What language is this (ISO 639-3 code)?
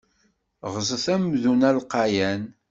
kab